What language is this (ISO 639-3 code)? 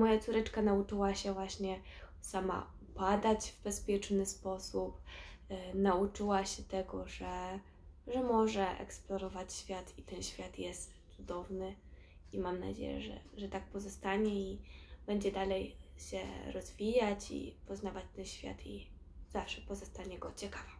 pol